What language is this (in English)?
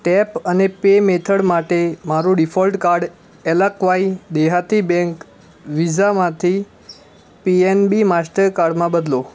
Gujarati